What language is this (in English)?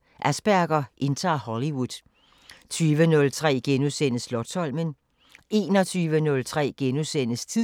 Danish